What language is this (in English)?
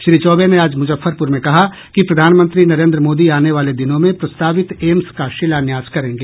Hindi